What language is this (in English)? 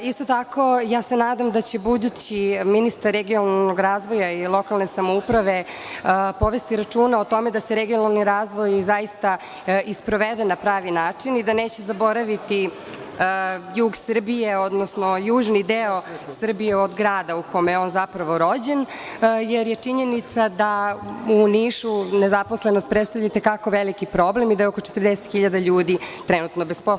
Serbian